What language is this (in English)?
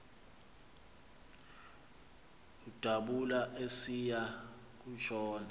Xhosa